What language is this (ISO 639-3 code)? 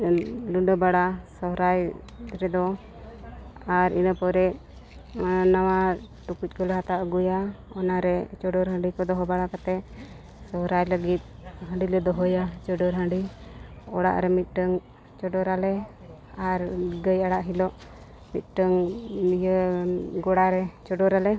sat